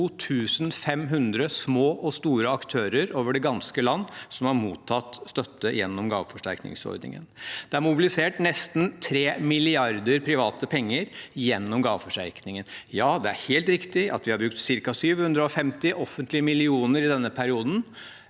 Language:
Norwegian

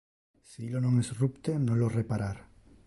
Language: Interlingua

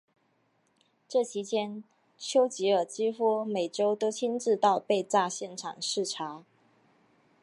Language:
Chinese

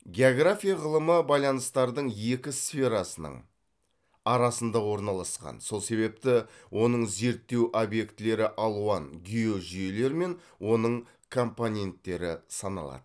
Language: Kazakh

